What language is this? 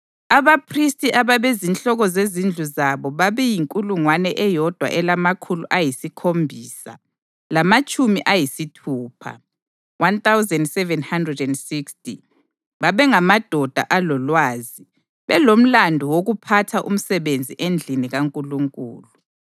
North Ndebele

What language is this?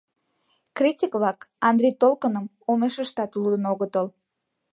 Mari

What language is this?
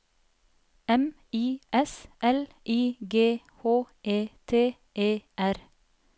Norwegian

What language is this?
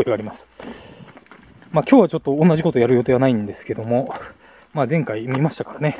Japanese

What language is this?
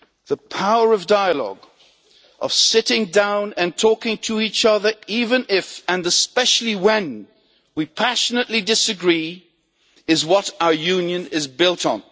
English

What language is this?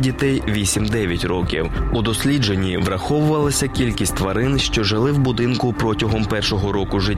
Ukrainian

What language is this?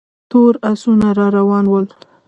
Pashto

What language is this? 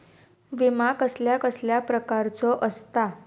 Marathi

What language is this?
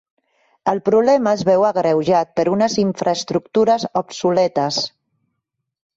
Catalan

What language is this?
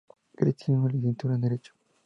Spanish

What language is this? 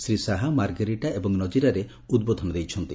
Odia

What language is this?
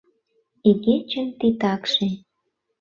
Mari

